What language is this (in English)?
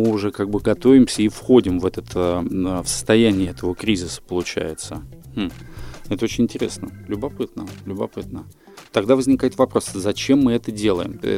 Russian